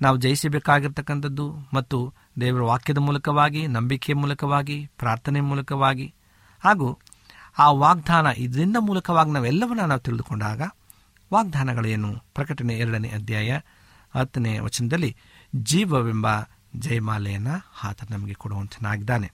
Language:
Kannada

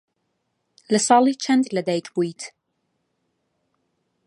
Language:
Central Kurdish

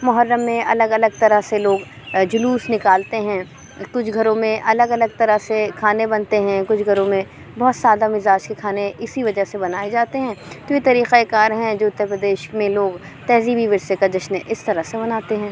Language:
Urdu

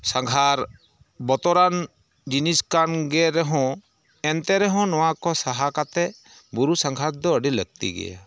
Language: Santali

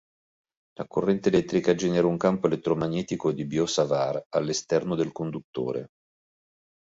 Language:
Italian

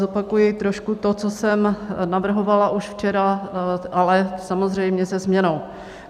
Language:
Czech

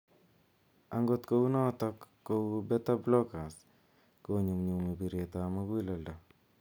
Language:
Kalenjin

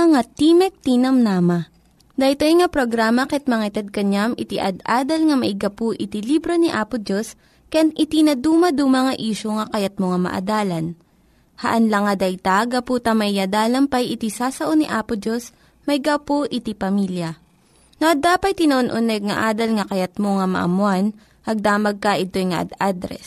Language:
Filipino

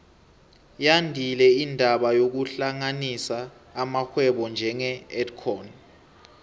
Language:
South Ndebele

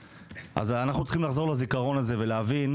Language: Hebrew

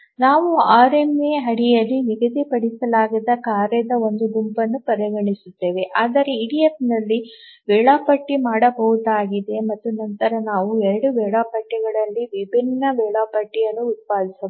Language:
Kannada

